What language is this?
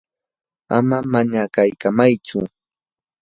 Yanahuanca Pasco Quechua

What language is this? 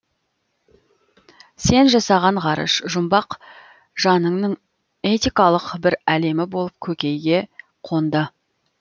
Kazakh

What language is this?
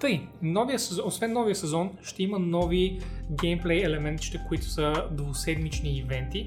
Bulgarian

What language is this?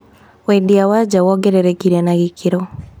Kikuyu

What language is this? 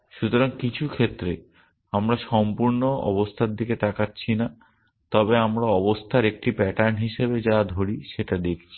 Bangla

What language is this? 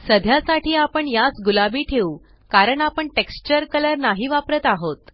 Marathi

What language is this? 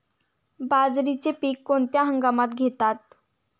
Marathi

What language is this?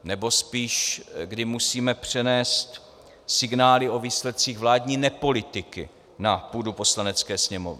Czech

